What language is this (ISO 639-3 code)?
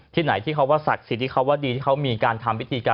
tha